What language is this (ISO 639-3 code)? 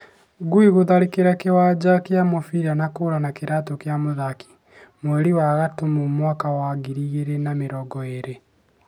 kik